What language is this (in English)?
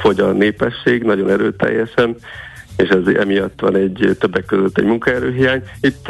Hungarian